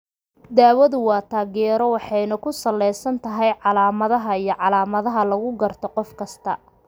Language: Somali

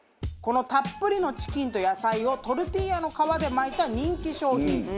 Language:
Japanese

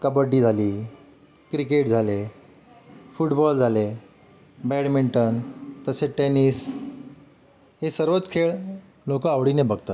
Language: Marathi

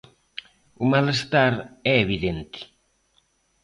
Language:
Galician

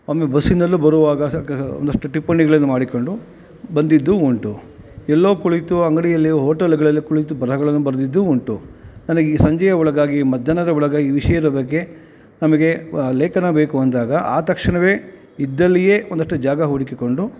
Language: Kannada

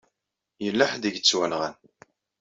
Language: Kabyle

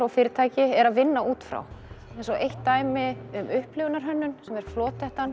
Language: Icelandic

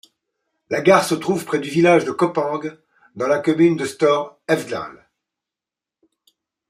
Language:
French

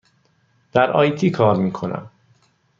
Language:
Persian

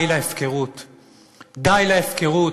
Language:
Hebrew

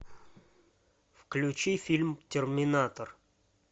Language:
Russian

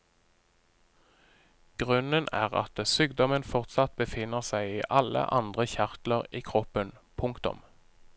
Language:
Norwegian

